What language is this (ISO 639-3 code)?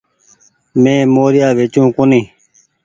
gig